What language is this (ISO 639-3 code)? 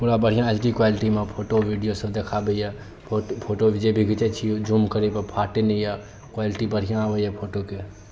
mai